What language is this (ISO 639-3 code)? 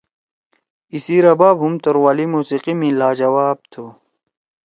trw